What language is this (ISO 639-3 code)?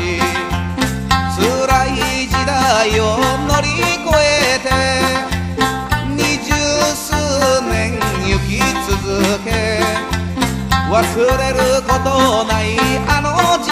jpn